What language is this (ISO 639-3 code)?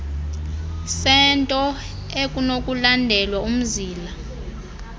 xho